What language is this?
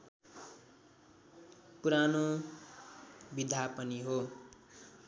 Nepali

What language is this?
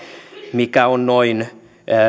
Finnish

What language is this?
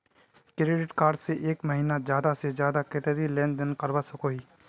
Magahi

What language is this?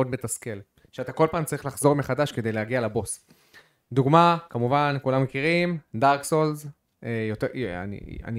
Hebrew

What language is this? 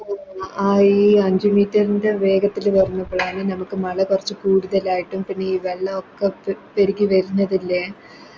Malayalam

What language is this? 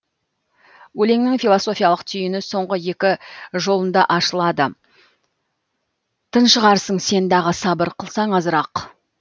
Kazakh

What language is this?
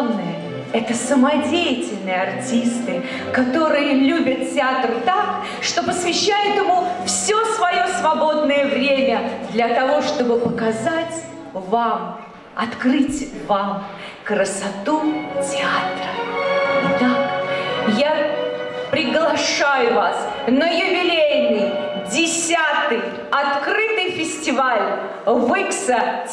Russian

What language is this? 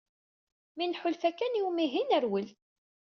Kabyle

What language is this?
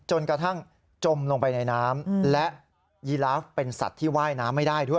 Thai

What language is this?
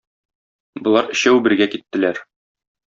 Tatar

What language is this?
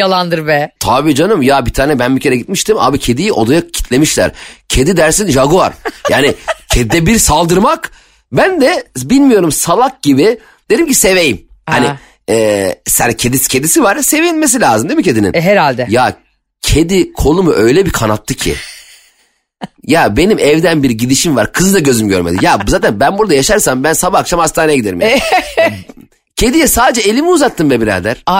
Turkish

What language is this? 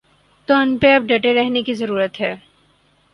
Urdu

